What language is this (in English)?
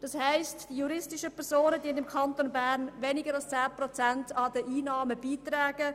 Swiss German